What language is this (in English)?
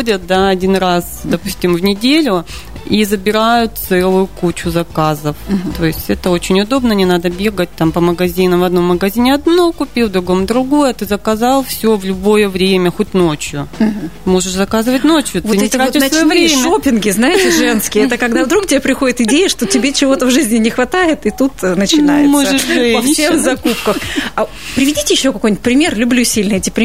Russian